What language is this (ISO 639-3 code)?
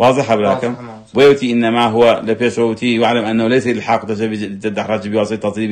ara